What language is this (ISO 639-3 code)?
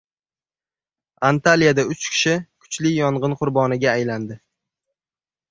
uzb